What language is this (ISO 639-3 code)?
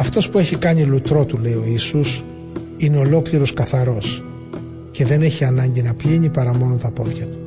ell